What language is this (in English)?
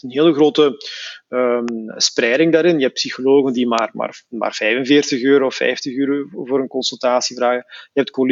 Dutch